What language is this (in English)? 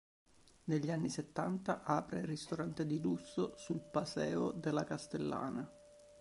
Italian